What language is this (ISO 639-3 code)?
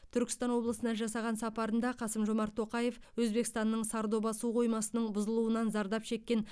kaz